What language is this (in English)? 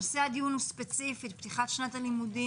Hebrew